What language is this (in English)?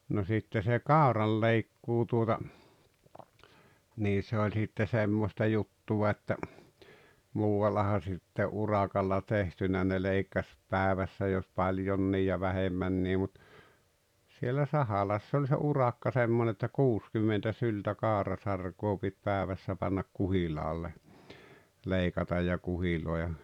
Finnish